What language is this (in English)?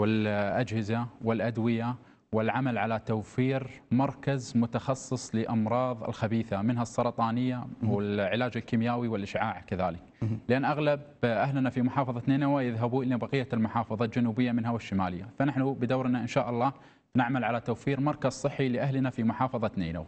Arabic